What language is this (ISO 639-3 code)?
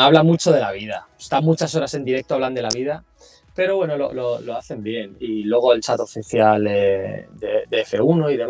spa